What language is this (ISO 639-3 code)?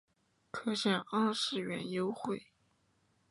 zho